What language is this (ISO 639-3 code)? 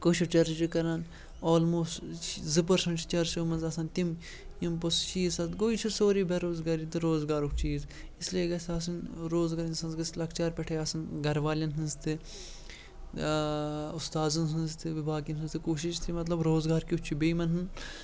kas